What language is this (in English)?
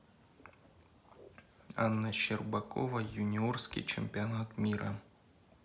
Russian